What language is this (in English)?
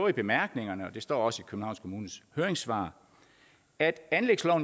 Danish